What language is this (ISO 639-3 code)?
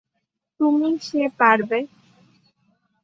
ben